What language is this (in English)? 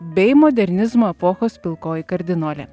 Lithuanian